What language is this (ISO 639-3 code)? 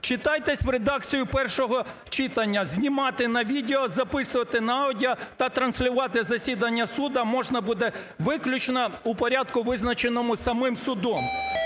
ukr